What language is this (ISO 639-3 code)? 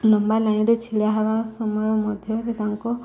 ori